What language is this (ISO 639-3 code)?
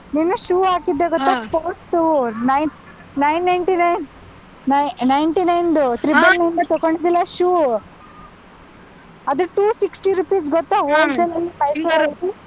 kan